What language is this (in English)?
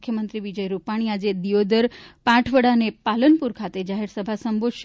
Gujarati